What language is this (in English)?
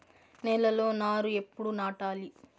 Telugu